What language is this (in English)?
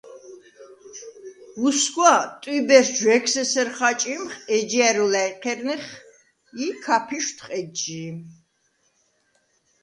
Svan